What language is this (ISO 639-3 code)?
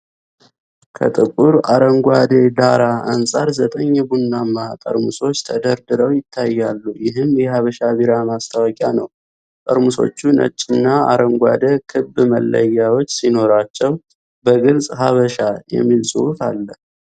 amh